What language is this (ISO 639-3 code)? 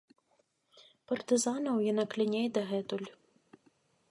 bel